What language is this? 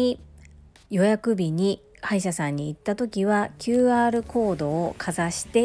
Japanese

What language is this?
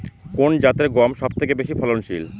Bangla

